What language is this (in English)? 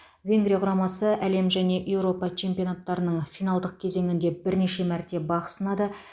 Kazakh